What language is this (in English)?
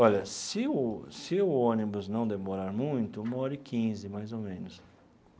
Portuguese